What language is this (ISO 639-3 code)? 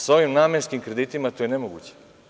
srp